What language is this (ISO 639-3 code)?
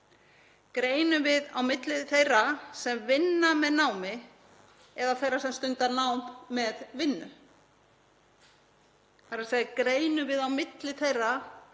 isl